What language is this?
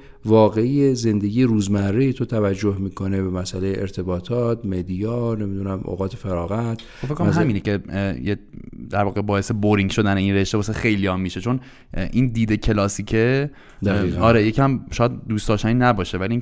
Persian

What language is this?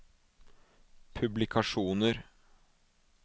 Norwegian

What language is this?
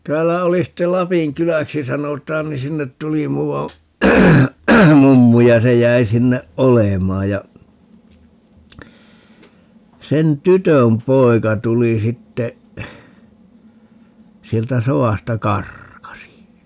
Finnish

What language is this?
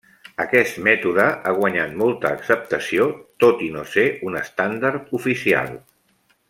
Catalan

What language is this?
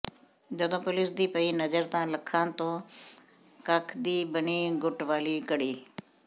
Punjabi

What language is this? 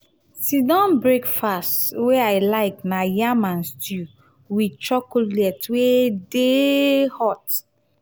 Nigerian Pidgin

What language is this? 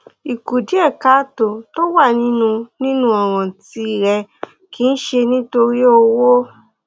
Yoruba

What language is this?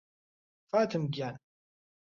Central Kurdish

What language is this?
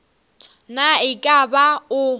Northern Sotho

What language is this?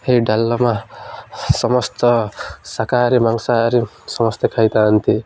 Odia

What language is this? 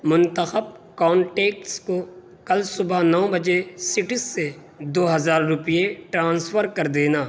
Urdu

